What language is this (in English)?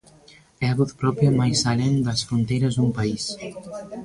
Galician